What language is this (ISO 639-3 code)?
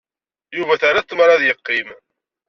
kab